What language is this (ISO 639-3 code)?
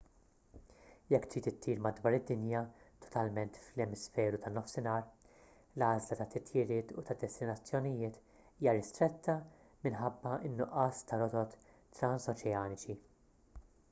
mlt